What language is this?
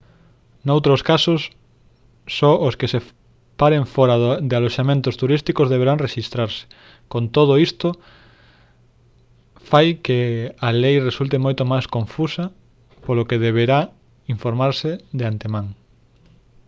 Galician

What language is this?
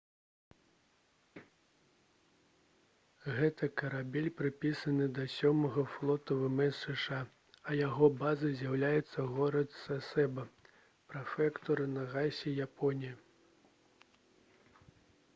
Belarusian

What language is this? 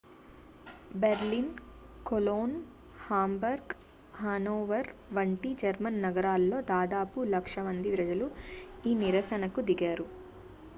Telugu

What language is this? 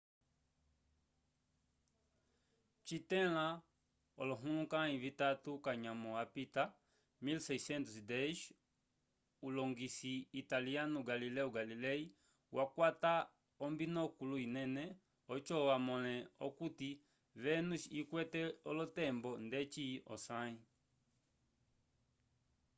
Umbundu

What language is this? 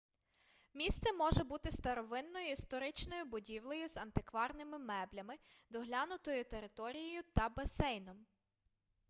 Ukrainian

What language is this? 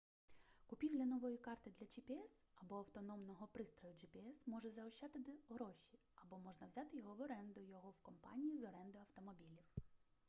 Ukrainian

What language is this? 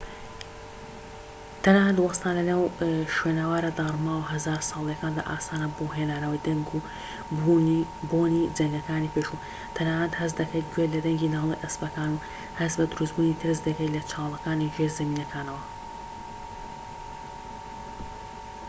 Central Kurdish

